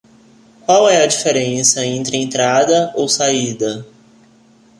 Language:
Portuguese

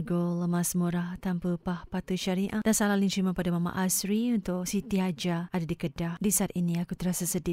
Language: Malay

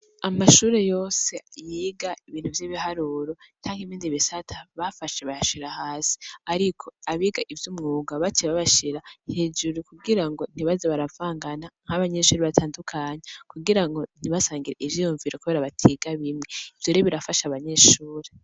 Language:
Rundi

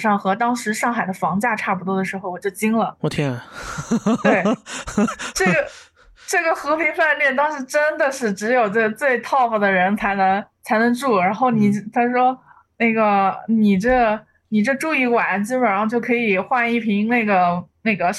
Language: Chinese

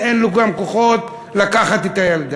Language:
Hebrew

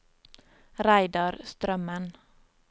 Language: Norwegian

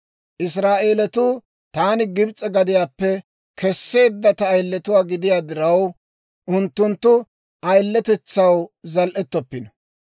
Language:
Dawro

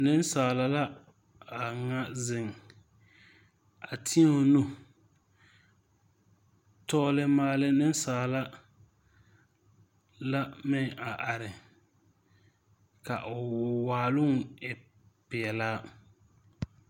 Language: Southern Dagaare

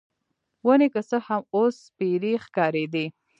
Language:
Pashto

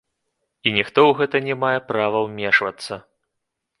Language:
Belarusian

